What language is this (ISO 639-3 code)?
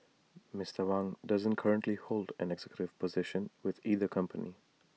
eng